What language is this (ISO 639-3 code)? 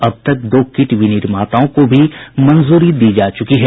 hin